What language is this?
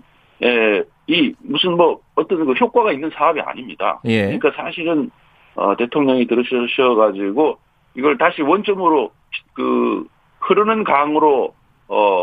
Korean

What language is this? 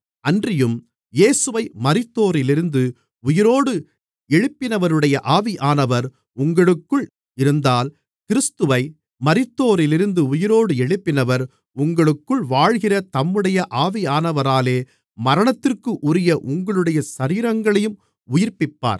Tamil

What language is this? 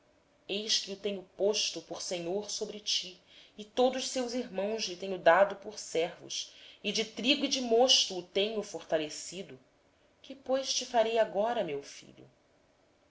Portuguese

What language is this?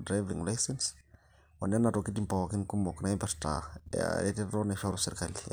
Masai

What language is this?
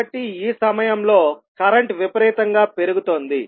Telugu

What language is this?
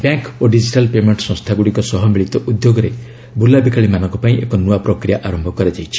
Odia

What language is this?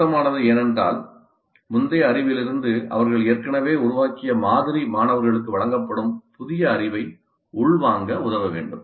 Tamil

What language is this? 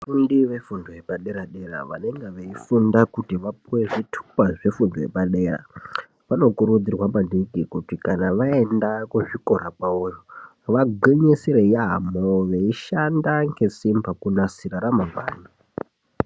Ndau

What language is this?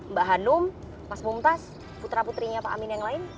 Indonesian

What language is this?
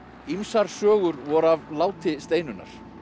Icelandic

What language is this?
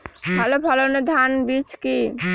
Bangla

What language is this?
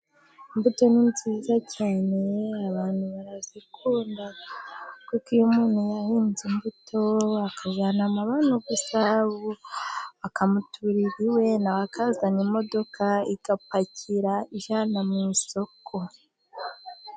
Kinyarwanda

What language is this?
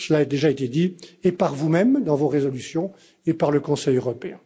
French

